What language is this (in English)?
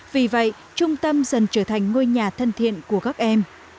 Vietnamese